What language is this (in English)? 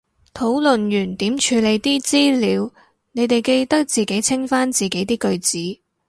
Cantonese